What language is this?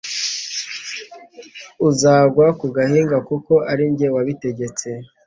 Kinyarwanda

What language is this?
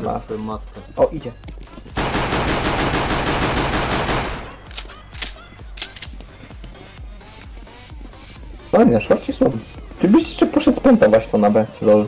Polish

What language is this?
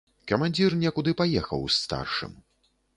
Belarusian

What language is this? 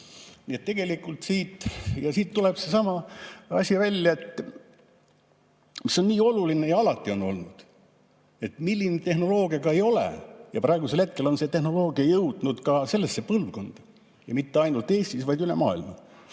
Estonian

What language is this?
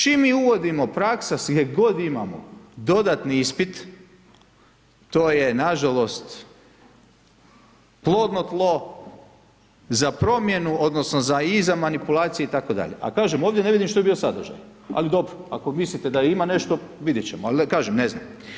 Croatian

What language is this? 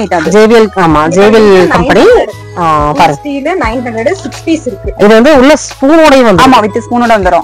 Romanian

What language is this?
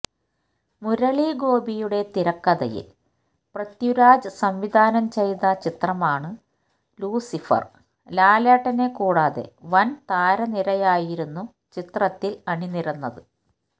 Malayalam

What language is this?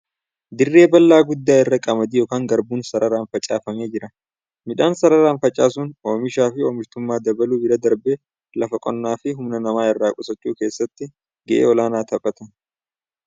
Oromo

